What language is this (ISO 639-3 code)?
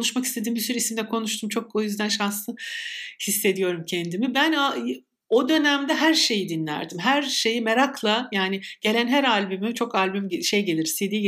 tur